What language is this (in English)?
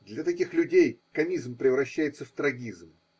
Russian